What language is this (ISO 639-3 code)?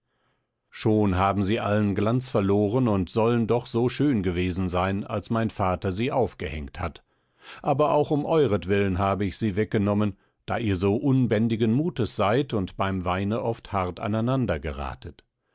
deu